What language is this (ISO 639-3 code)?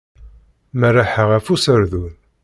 kab